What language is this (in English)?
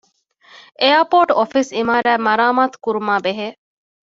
Divehi